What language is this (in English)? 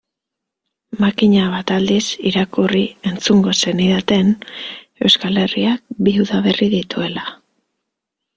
Basque